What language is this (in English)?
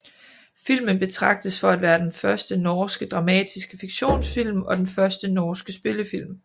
Danish